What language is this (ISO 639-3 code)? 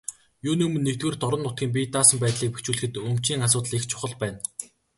mon